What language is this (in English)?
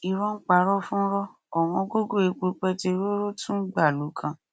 Yoruba